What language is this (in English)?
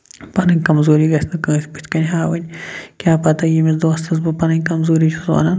Kashmiri